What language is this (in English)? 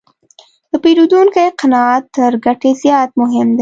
Pashto